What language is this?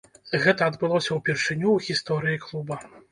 Belarusian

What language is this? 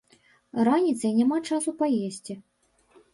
Belarusian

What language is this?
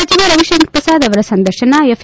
Kannada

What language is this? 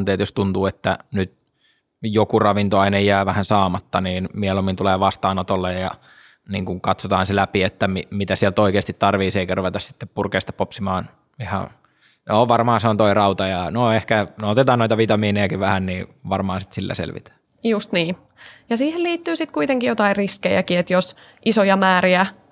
Finnish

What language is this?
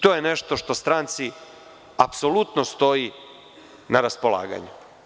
Serbian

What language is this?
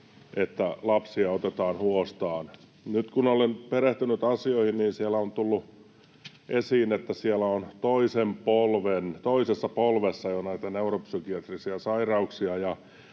Finnish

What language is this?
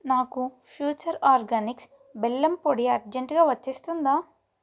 Telugu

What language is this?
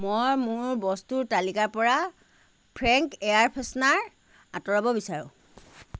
Assamese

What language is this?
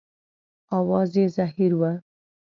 Pashto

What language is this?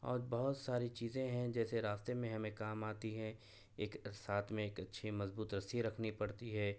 Urdu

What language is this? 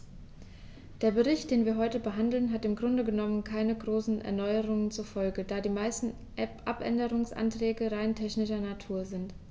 German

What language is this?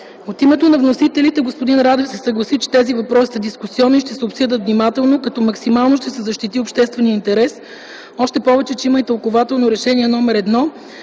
Bulgarian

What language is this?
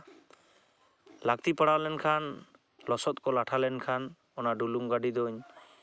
Santali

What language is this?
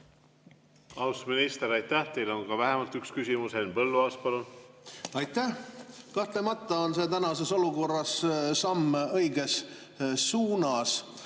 Estonian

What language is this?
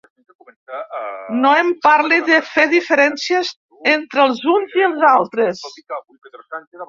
Catalan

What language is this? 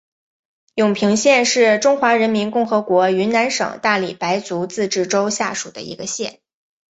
Chinese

